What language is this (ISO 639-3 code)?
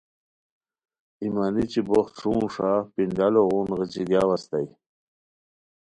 khw